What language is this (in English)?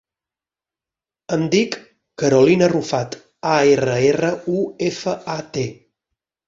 Catalan